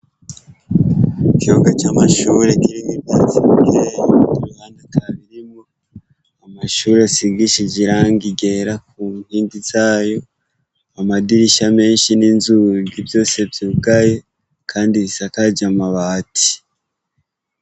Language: Rundi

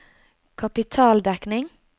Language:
Norwegian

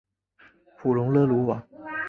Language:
Chinese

